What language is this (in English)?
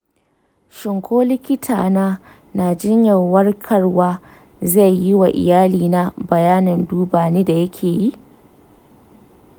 Hausa